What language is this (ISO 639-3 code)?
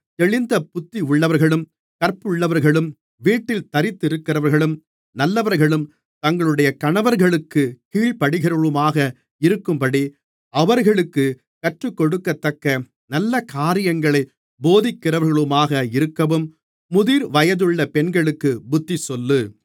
tam